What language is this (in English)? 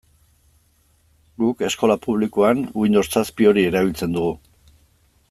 Basque